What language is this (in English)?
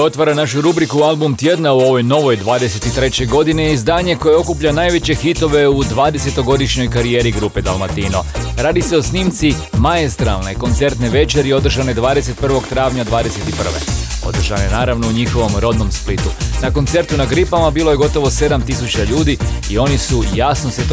Croatian